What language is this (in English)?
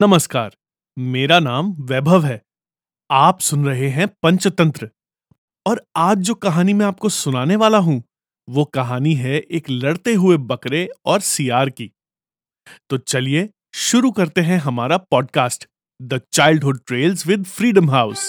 Hindi